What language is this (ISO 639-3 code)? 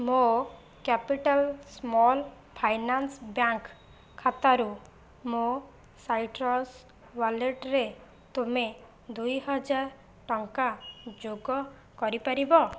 ori